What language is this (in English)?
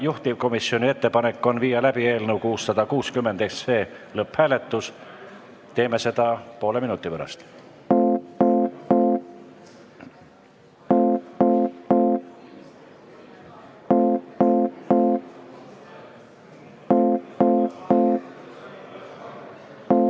Estonian